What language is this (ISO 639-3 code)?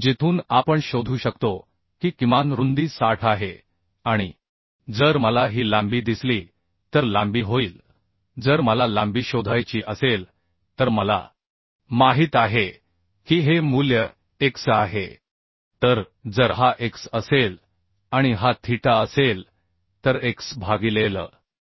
mar